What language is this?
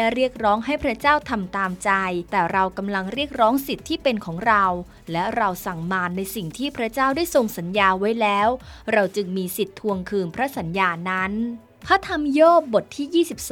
Thai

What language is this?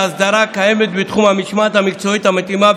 Hebrew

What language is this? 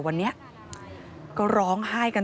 Thai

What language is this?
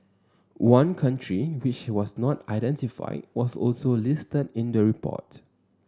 English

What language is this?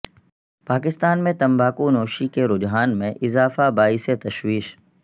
Urdu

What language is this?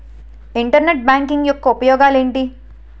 Telugu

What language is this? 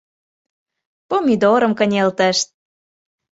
Mari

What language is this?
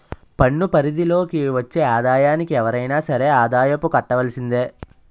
Telugu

